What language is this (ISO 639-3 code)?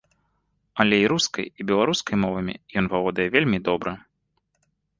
bel